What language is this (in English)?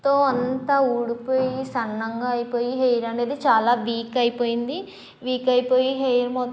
Telugu